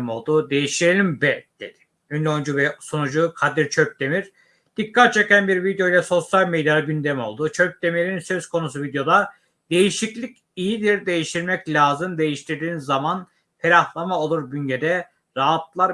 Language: Turkish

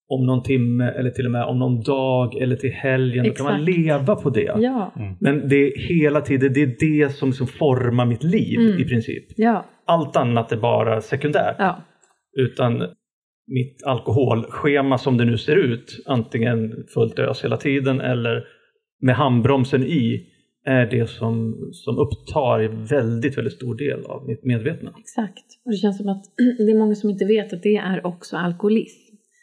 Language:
Swedish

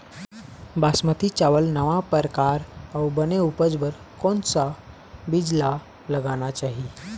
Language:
Chhattisgarhi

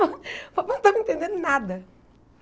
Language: Portuguese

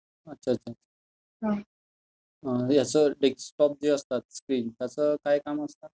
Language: Marathi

